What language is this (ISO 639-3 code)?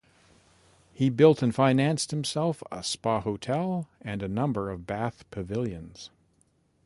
eng